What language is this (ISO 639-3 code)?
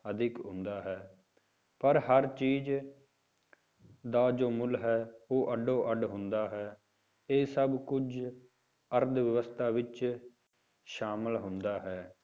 pan